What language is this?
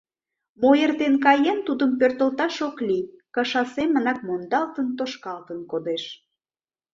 Mari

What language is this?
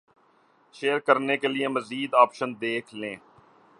Urdu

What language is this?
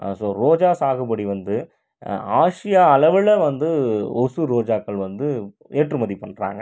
Tamil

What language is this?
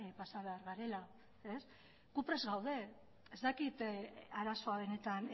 Basque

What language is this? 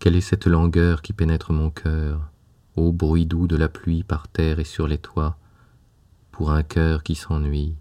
French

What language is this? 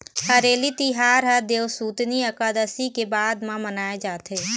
Chhattisgarhi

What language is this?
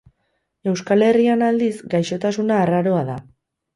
Basque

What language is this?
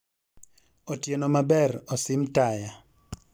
Luo (Kenya and Tanzania)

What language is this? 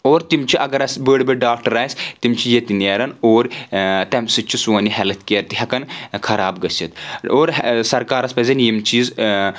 Kashmiri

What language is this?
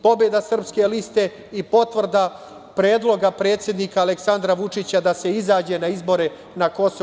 Serbian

